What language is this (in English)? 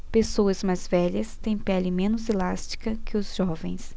Portuguese